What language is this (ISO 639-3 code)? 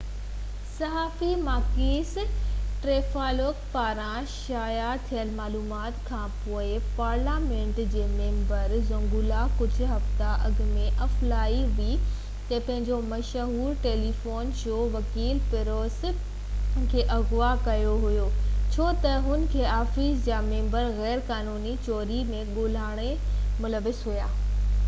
snd